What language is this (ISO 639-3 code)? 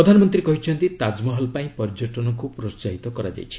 ori